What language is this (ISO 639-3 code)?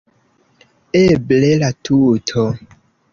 epo